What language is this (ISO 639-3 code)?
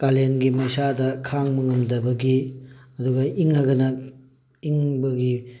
mni